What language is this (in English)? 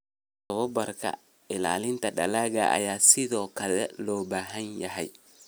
Somali